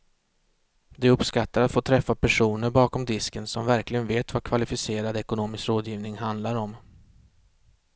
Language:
Swedish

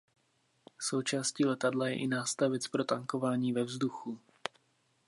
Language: Czech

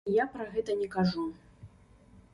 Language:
Belarusian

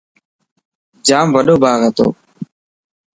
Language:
Dhatki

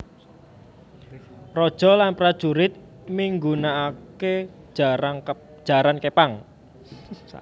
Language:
Javanese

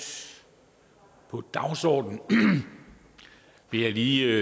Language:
Danish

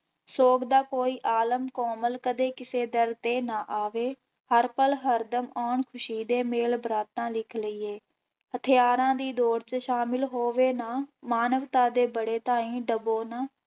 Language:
Punjabi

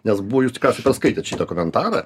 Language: Lithuanian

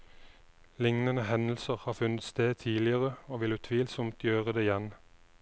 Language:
Norwegian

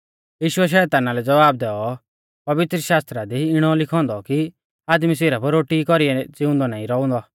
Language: Mahasu Pahari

